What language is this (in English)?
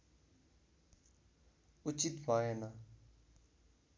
Nepali